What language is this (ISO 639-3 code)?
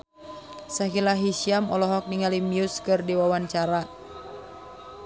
sun